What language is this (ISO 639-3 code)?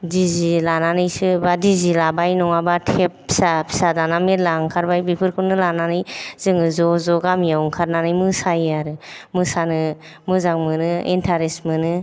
brx